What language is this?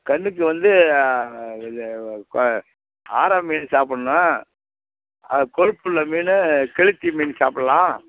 Tamil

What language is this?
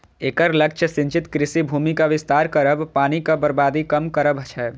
Maithili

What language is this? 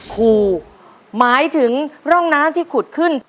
Thai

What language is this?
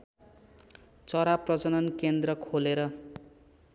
Nepali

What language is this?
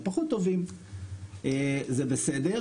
Hebrew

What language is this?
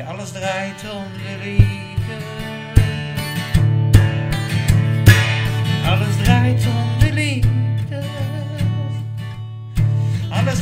Dutch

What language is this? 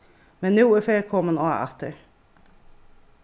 Faroese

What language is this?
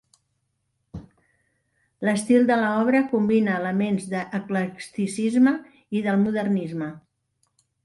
Catalan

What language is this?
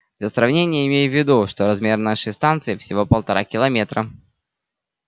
Russian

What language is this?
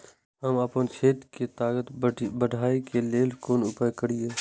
Maithili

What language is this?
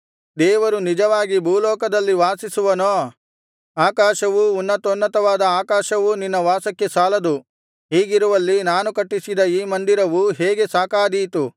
Kannada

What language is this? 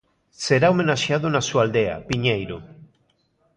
Galician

